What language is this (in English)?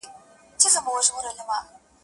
Pashto